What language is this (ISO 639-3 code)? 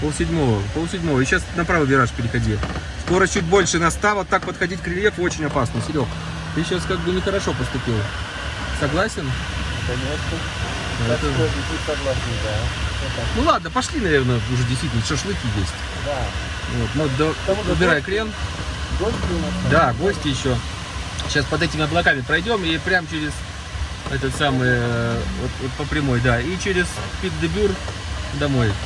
rus